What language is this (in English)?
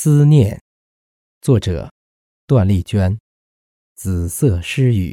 Chinese